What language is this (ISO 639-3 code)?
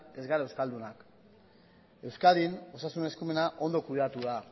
eus